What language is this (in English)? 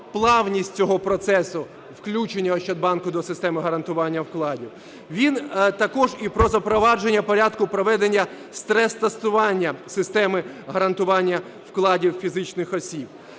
Ukrainian